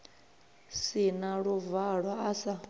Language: Venda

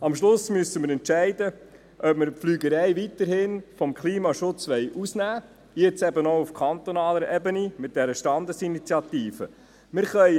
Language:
Swiss German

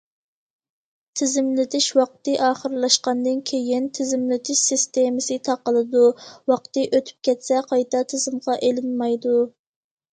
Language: Uyghur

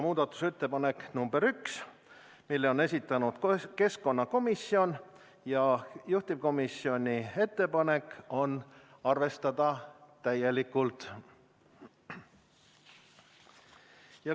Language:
Estonian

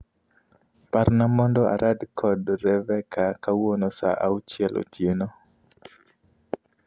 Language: Luo (Kenya and Tanzania)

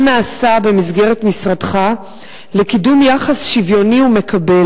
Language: Hebrew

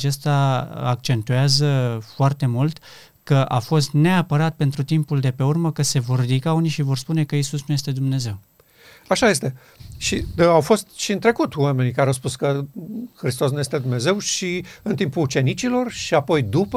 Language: Romanian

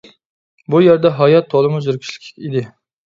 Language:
Uyghur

